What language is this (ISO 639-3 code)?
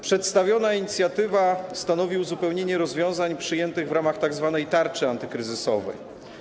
pol